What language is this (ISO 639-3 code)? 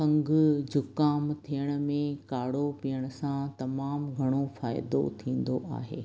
snd